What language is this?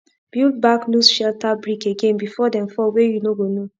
Nigerian Pidgin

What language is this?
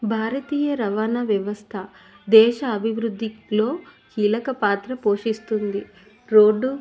Telugu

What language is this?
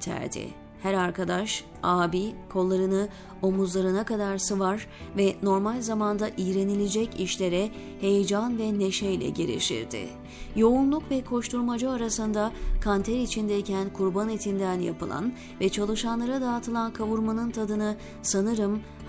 Turkish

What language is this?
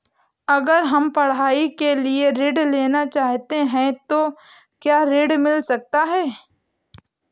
Hindi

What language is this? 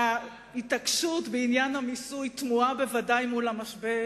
Hebrew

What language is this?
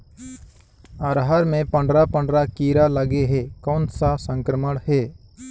Chhattisgarhi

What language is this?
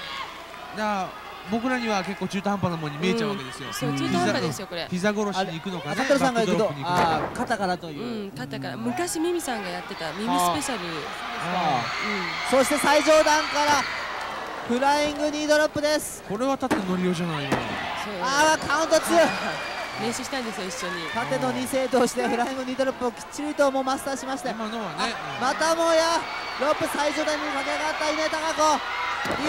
Japanese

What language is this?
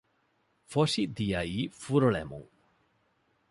Divehi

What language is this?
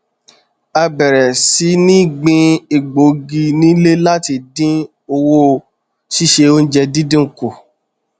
Yoruba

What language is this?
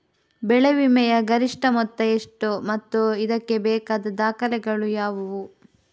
Kannada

